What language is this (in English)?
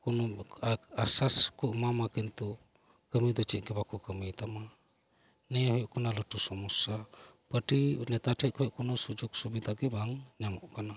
Santali